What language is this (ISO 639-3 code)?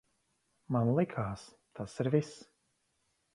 lav